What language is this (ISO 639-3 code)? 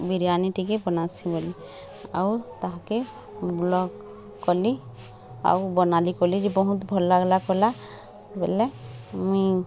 ori